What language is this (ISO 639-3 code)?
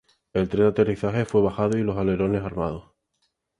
spa